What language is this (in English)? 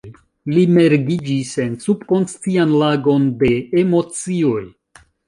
Esperanto